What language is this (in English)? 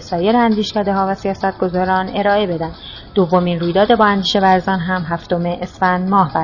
Persian